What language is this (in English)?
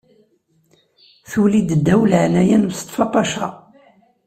Kabyle